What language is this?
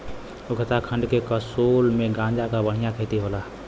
Bhojpuri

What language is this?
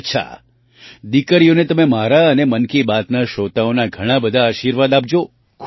Gujarati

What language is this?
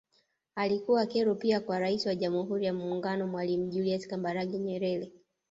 Swahili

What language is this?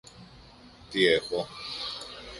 Greek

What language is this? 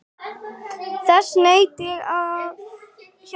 Icelandic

